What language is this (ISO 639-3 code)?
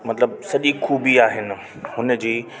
snd